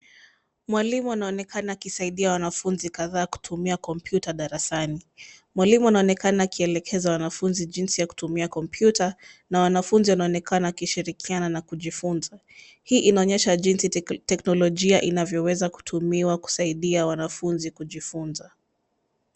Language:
Swahili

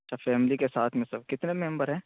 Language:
Urdu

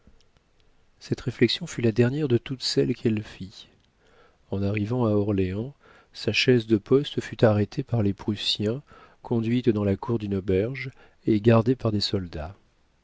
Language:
French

